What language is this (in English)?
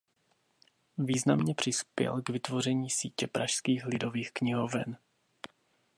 Czech